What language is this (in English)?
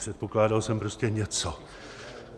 Czech